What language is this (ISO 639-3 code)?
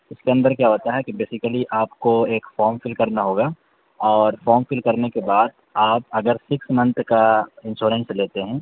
urd